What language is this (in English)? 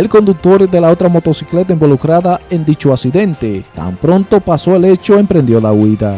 Spanish